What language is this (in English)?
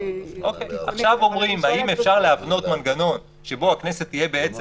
Hebrew